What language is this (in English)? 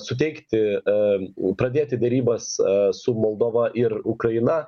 Lithuanian